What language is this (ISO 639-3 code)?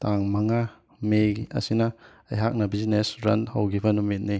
mni